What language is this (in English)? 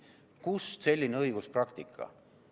Estonian